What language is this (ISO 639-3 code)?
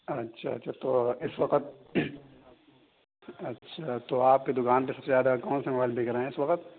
urd